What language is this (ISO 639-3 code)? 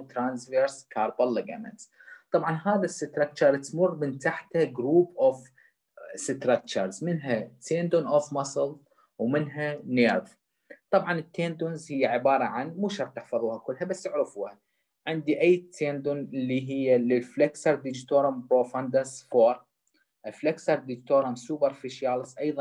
ara